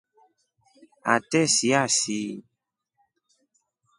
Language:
Rombo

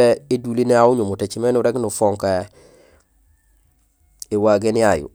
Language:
Gusilay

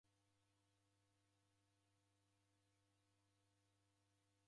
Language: Taita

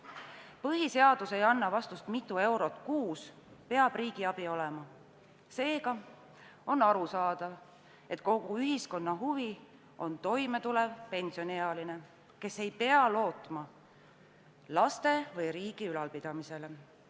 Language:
Estonian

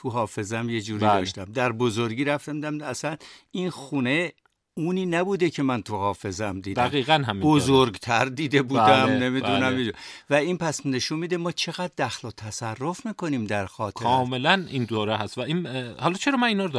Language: Persian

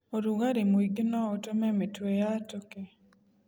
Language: Kikuyu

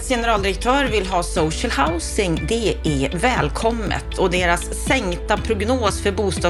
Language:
Swedish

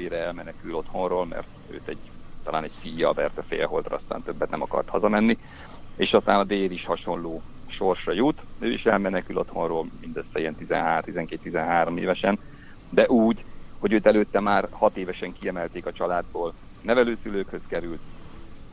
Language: Hungarian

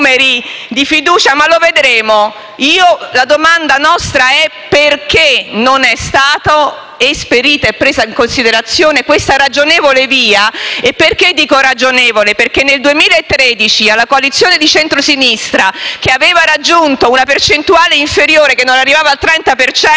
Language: Italian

